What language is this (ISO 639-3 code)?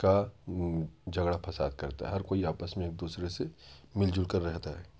urd